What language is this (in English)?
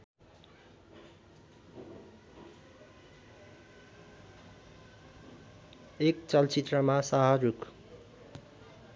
Nepali